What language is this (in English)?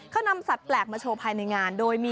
Thai